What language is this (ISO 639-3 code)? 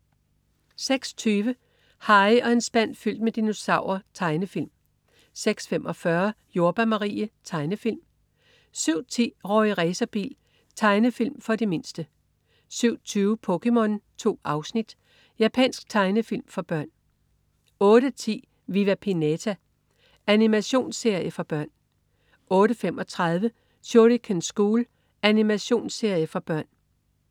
dan